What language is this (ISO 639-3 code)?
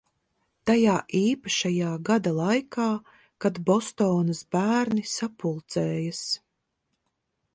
lav